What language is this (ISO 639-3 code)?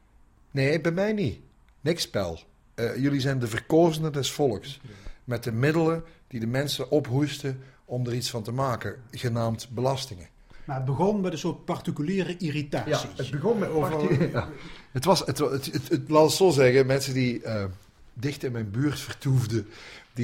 nld